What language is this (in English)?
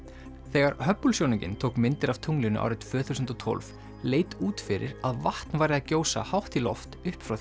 Icelandic